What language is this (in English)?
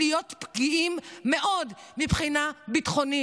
Hebrew